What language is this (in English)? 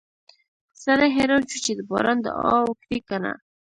Pashto